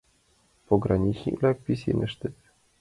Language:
Mari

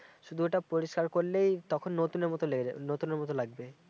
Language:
Bangla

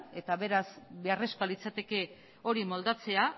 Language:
Basque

